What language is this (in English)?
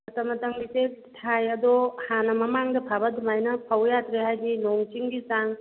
Manipuri